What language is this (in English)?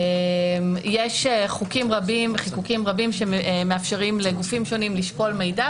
Hebrew